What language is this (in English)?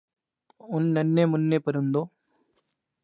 Urdu